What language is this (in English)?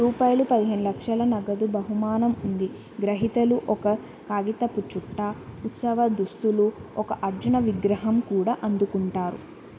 Telugu